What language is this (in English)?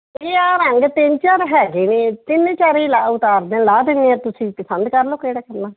Punjabi